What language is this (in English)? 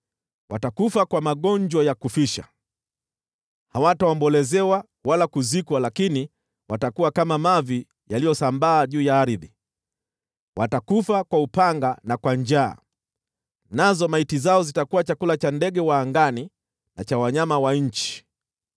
Swahili